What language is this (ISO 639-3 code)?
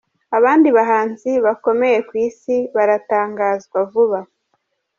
kin